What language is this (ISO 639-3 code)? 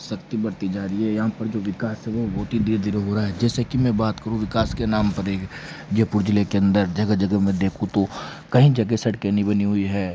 hin